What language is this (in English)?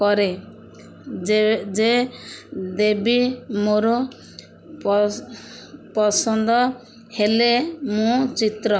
Odia